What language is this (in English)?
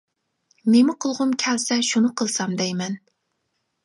Uyghur